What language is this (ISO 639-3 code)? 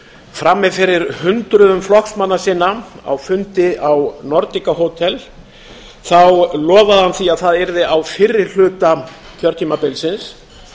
isl